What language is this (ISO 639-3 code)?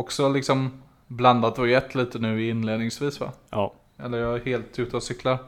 swe